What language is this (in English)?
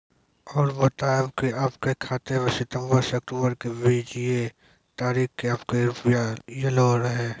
Maithili